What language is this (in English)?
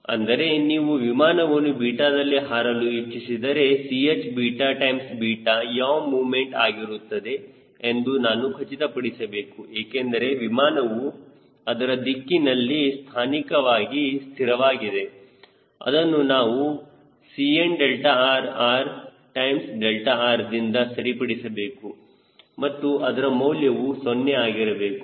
Kannada